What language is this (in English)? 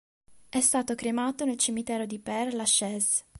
Italian